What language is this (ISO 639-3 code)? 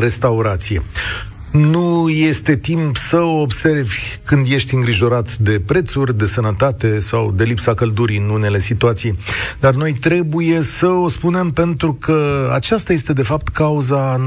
ron